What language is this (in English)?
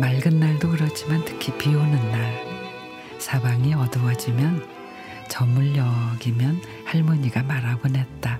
Korean